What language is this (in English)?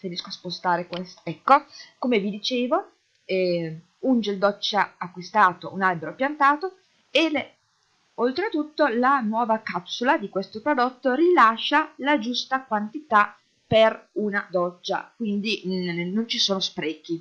Italian